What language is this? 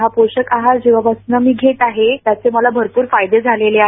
Marathi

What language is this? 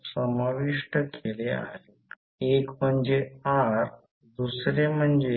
Marathi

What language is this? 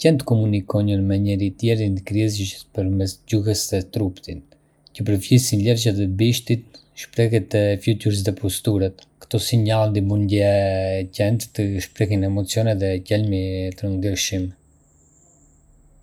Arbëreshë Albanian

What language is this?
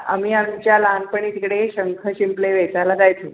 Marathi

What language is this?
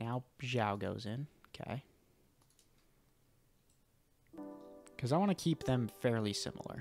English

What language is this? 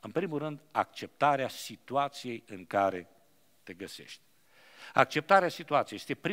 Romanian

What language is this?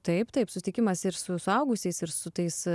Lithuanian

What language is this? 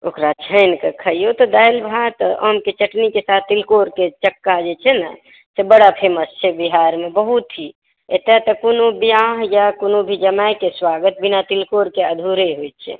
Maithili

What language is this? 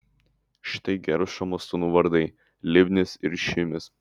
Lithuanian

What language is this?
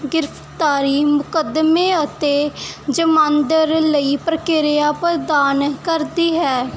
Punjabi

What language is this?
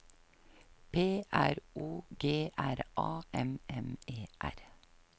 Norwegian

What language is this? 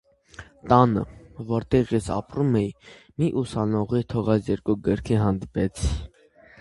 Armenian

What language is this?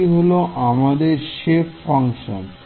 Bangla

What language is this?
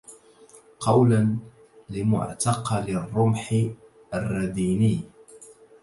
Arabic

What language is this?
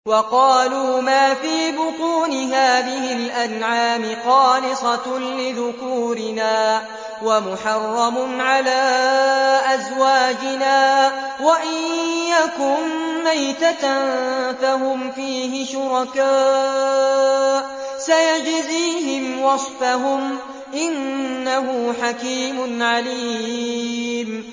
Arabic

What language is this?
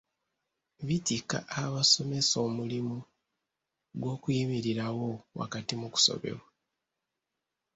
Ganda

